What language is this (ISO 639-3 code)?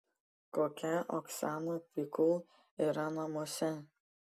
lit